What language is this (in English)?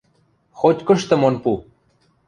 Western Mari